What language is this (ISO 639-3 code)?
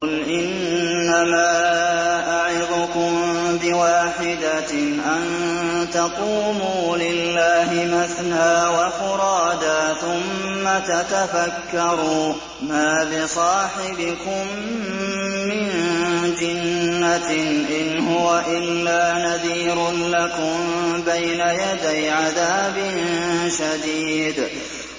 ara